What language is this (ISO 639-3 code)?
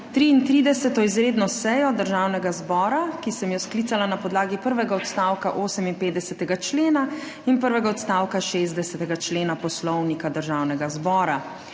slv